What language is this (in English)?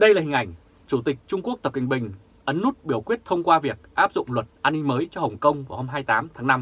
Vietnamese